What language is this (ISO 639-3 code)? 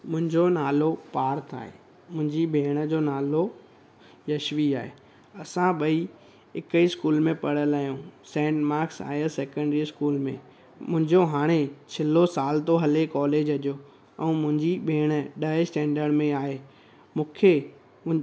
snd